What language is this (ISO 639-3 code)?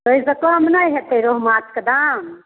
mai